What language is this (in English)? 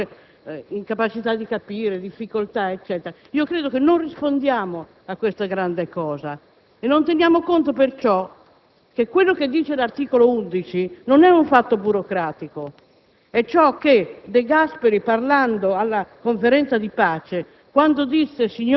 Italian